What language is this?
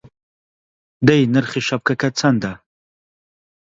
Central Kurdish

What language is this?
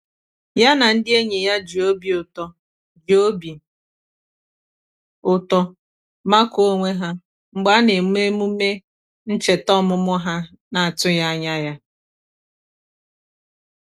Igbo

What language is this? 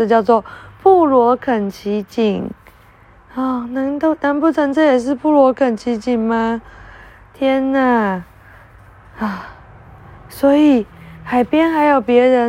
Chinese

